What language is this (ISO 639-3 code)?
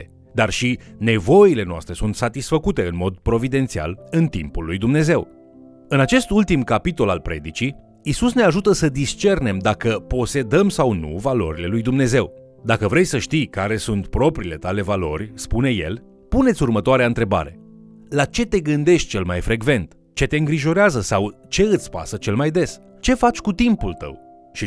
ron